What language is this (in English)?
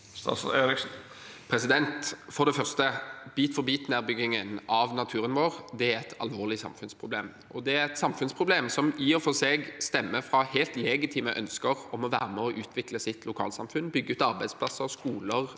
Norwegian